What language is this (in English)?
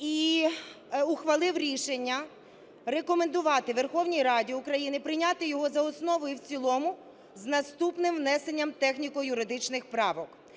Ukrainian